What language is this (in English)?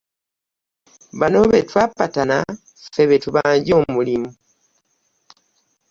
Ganda